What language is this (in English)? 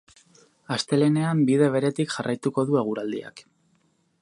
Basque